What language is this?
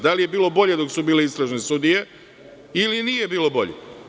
Serbian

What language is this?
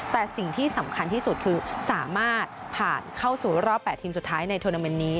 Thai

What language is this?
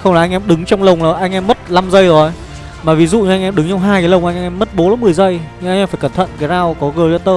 Vietnamese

